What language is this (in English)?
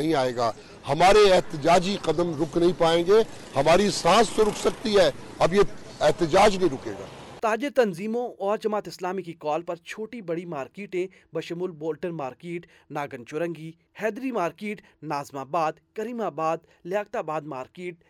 Urdu